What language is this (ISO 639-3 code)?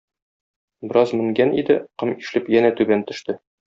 tat